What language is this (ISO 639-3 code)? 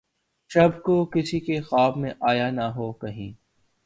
urd